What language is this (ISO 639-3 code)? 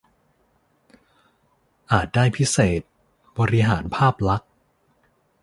tha